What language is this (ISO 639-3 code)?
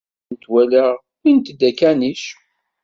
kab